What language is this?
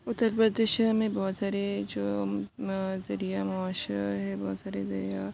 Urdu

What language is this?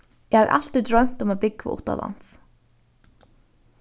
Faroese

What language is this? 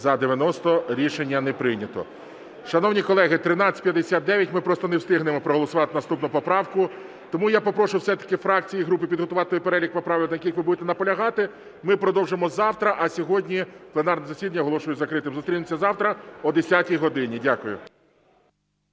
Ukrainian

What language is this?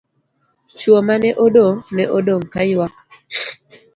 Luo (Kenya and Tanzania)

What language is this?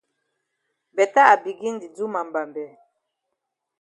Cameroon Pidgin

